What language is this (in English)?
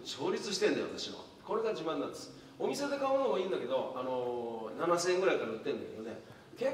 Japanese